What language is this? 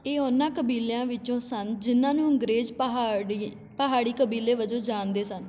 Punjabi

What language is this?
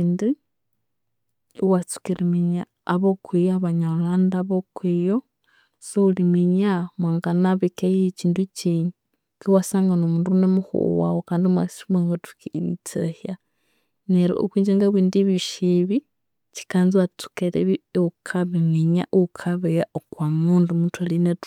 Konzo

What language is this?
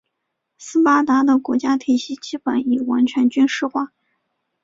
Chinese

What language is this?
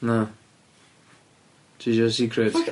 Welsh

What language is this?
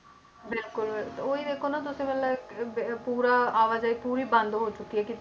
Punjabi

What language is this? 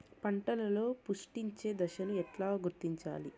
Telugu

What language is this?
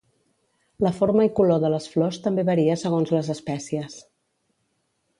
Catalan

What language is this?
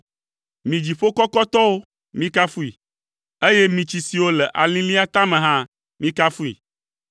Ewe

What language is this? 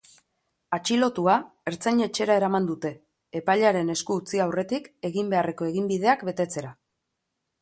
Basque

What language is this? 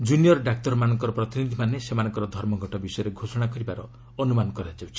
Odia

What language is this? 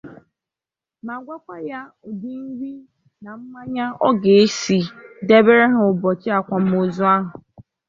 Igbo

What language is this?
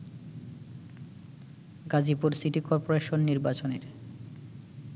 Bangla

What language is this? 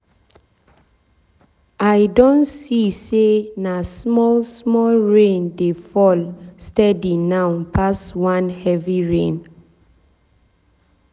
Nigerian Pidgin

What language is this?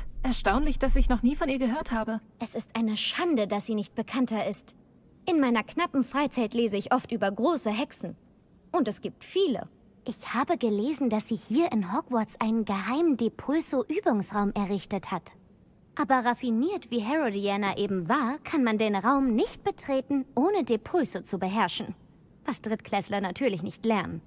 German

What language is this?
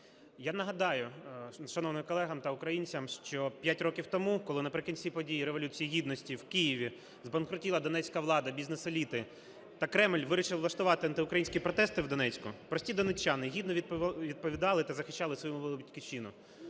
Ukrainian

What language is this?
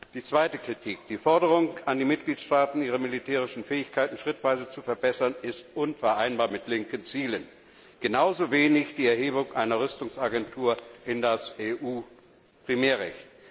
German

